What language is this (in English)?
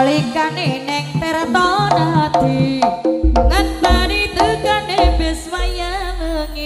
Indonesian